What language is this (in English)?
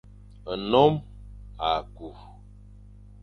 Fang